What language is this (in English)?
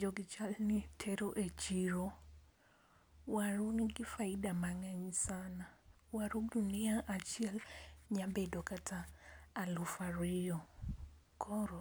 Luo (Kenya and Tanzania)